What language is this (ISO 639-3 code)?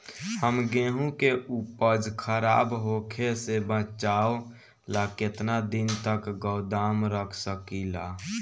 bho